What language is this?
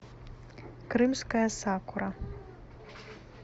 Russian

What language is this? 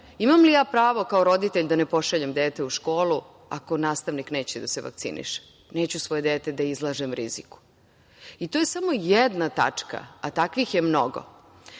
Serbian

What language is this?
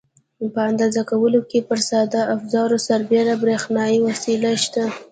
Pashto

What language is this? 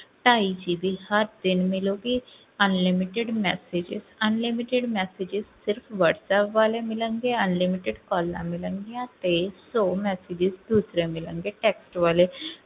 Punjabi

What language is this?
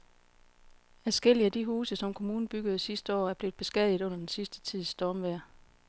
Danish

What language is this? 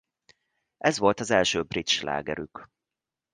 Hungarian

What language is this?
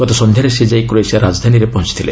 Odia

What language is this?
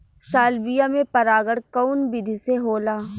Bhojpuri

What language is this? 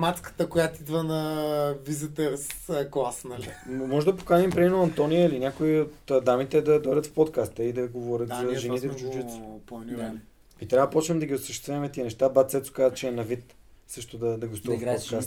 Bulgarian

